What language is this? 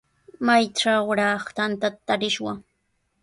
Sihuas Ancash Quechua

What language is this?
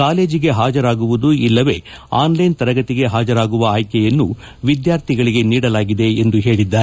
Kannada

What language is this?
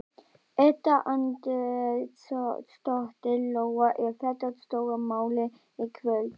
Icelandic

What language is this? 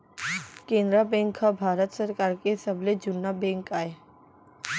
Chhattisgarhi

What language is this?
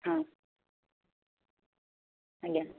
Odia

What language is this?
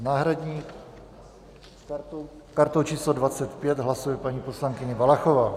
Czech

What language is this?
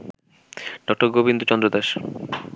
Bangla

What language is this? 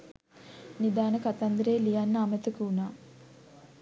Sinhala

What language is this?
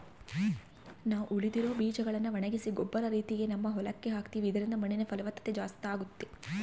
Kannada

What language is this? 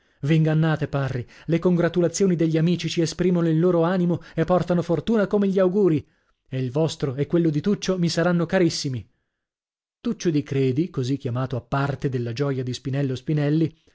Italian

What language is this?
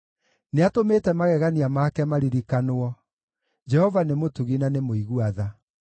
Kikuyu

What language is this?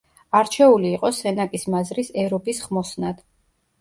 Georgian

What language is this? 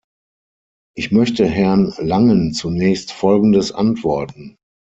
German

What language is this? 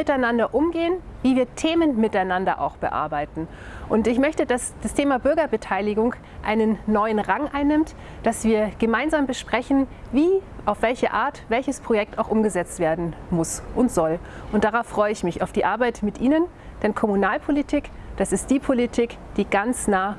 German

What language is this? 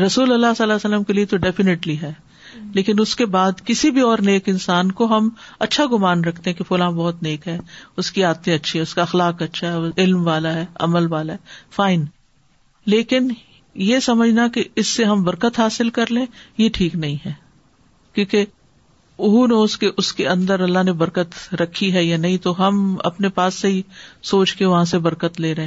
Urdu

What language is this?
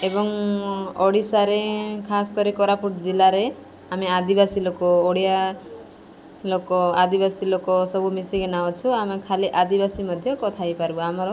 Odia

